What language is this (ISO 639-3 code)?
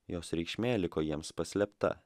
lit